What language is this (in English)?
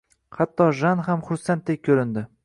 Uzbek